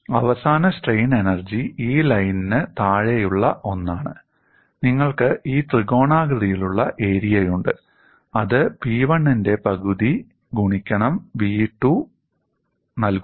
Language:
Malayalam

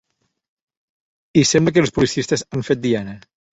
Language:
Catalan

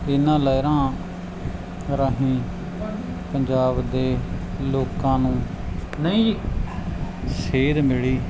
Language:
Punjabi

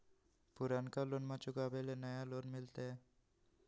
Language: Magahi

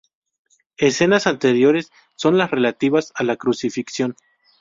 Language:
Spanish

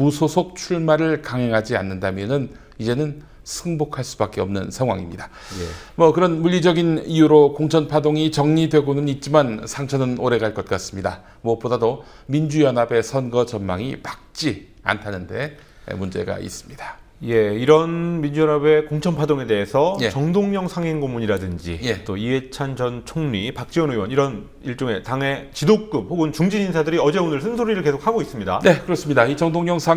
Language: Korean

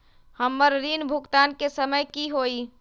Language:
Magahi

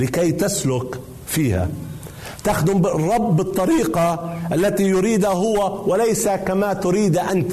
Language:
Arabic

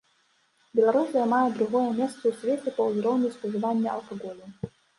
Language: Belarusian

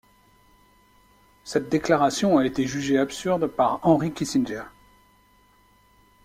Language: French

